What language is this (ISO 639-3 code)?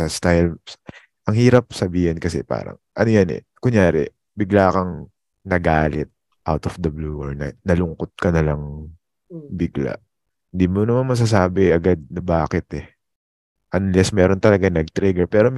fil